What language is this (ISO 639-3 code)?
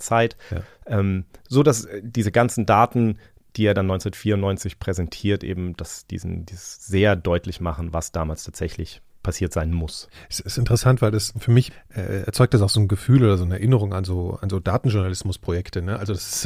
deu